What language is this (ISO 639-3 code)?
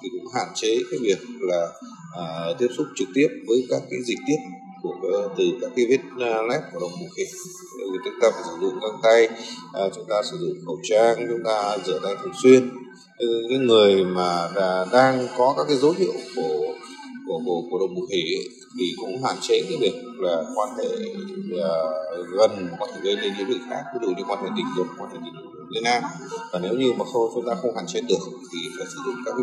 vie